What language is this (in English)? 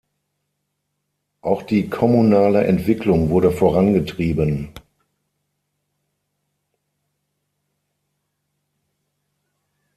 German